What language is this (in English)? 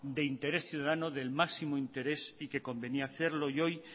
Spanish